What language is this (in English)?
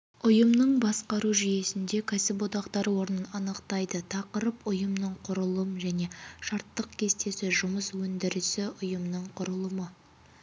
Kazakh